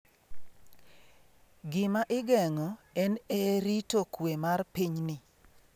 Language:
Luo (Kenya and Tanzania)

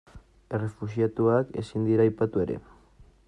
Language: Basque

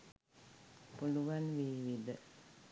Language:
Sinhala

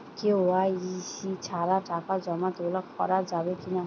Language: Bangla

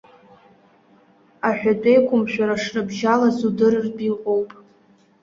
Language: Abkhazian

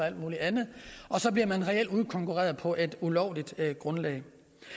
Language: Danish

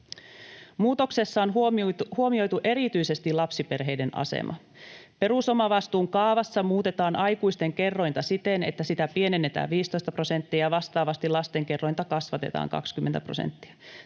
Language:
Finnish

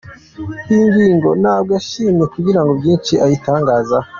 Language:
Kinyarwanda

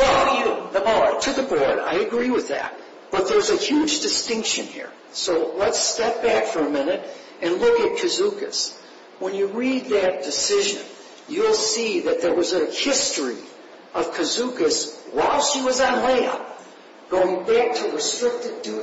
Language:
English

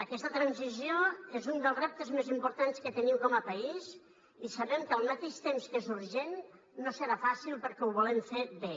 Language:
Catalan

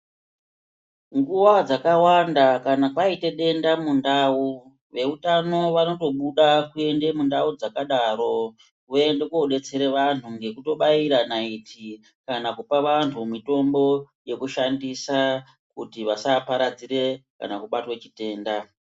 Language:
Ndau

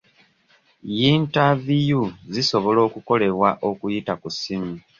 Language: Ganda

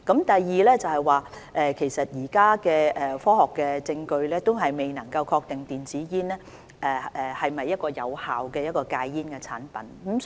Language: Cantonese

